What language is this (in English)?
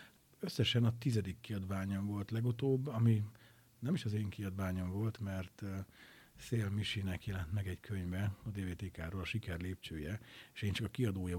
Hungarian